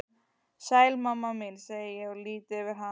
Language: Icelandic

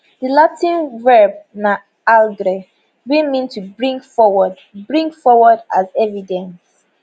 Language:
Nigerian Pidgin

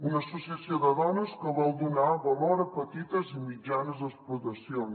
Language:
Catalan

